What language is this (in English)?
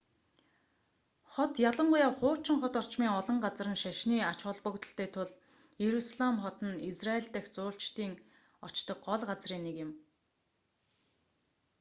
Mongolian